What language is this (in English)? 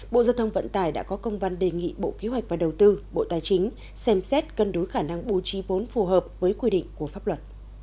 Vietnamese